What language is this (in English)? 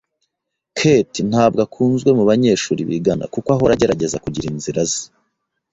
Kinyarwanda